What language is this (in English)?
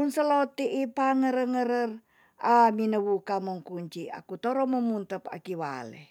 Tonsea